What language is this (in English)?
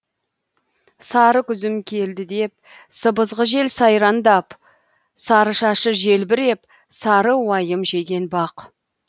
Kazakh